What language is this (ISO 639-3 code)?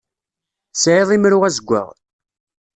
kab